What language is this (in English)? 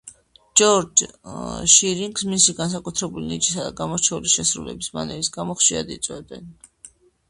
Georgian